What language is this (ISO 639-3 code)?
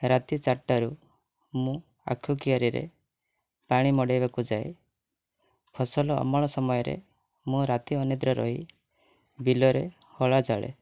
ori